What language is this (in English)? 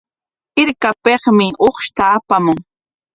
Corongo Ancash Quechua